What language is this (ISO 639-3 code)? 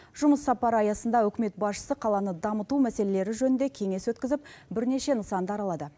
kaz